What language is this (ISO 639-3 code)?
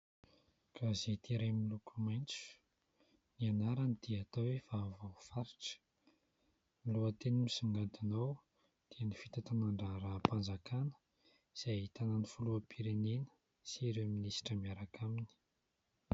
mlg